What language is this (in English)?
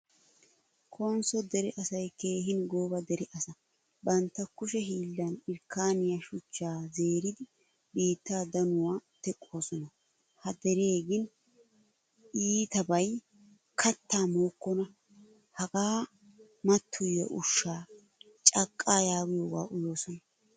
Wolaytta